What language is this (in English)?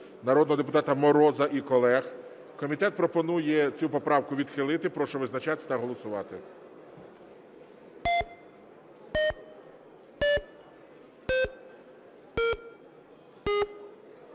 Ukrainian